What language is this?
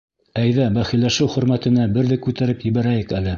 Bashkir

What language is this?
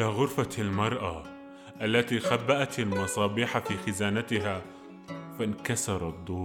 Arabic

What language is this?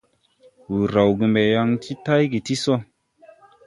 Tupuri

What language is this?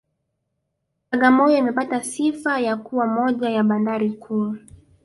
Swahili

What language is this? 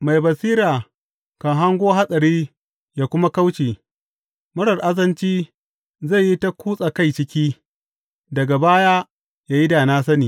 Hausa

